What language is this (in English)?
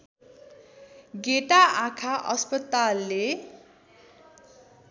Nepali